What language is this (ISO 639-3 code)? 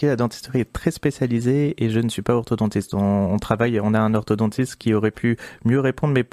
fra